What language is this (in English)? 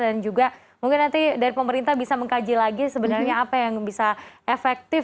Indonesian